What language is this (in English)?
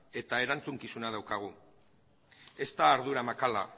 Basque